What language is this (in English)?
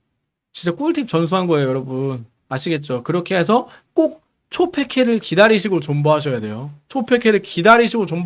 Korean